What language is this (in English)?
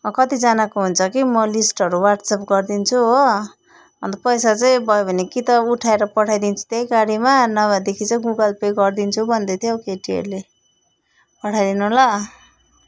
Nepali